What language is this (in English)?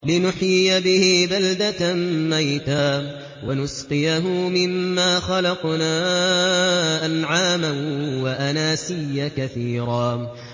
Arabic